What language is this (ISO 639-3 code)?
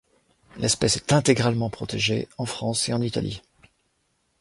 fra